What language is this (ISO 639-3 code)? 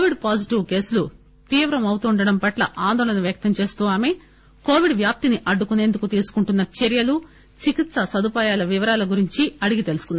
tel